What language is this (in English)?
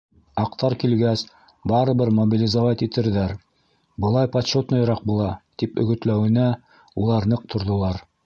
Bashkir